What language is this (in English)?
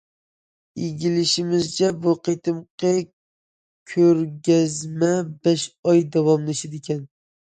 Uyghur